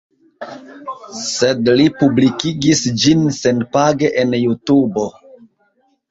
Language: Esperanto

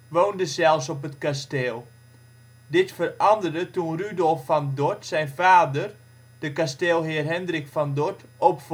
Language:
Dutch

